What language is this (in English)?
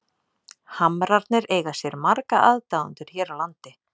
Icelandic